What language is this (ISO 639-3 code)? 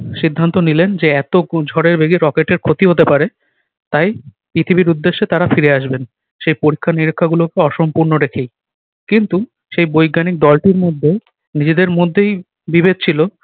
ben